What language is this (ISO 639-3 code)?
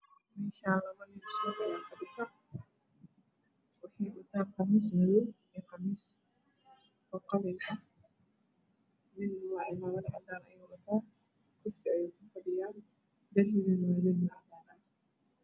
som